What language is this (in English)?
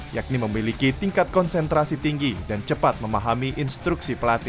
Indonesian